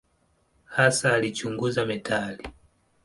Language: Swahili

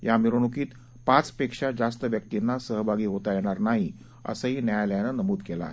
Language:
Marathi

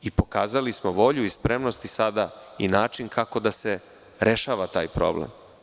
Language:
Serbian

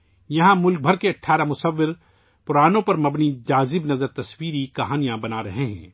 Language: Urdu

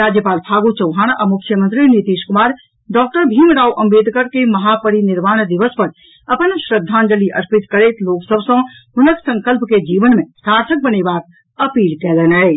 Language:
Maithili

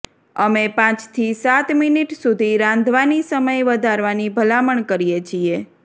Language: Gujarati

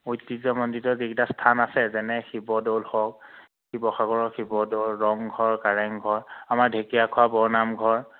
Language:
Assamese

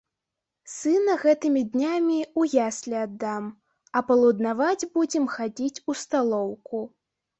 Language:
Belarusian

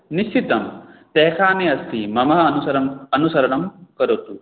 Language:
Sanskrit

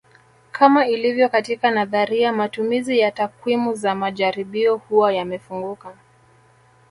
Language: Swahili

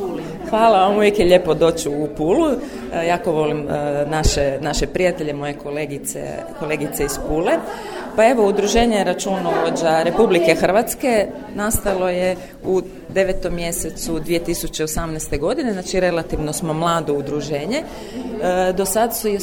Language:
Croatian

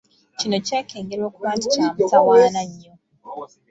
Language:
Ganda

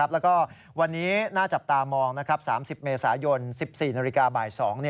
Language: Thai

